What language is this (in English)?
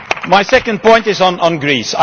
English